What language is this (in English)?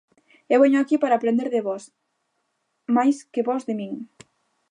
Galician